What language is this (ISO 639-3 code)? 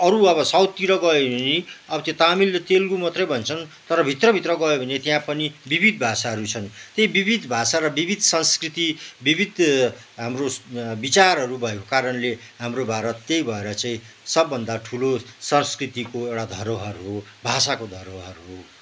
nep